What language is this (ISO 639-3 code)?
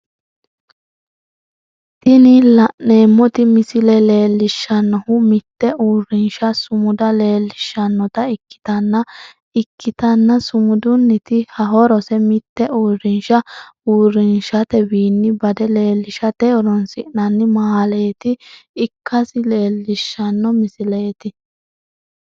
sid